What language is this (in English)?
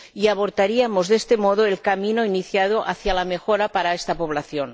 Spanish